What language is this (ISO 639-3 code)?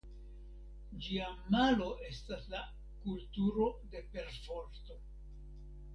epo